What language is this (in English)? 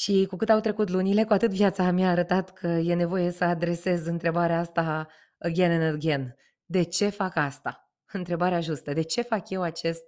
Romanian